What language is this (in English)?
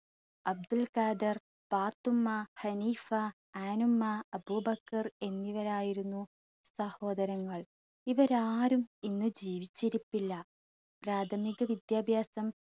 Malayalam